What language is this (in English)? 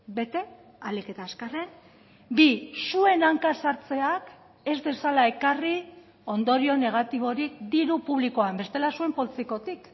Basque